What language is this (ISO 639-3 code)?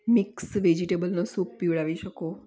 guj